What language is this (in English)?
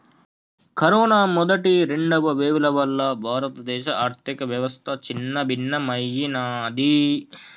Telugu